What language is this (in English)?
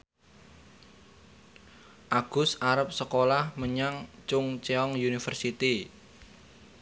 Javanese